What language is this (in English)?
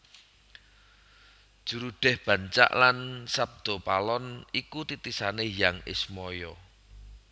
Javanese